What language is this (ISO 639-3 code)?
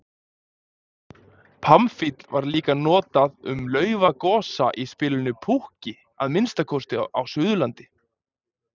isl